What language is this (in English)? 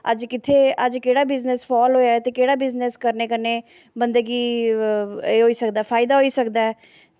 Dogri